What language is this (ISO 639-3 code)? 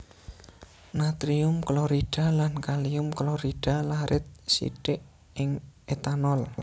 jav